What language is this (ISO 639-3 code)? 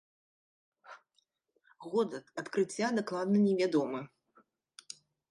bel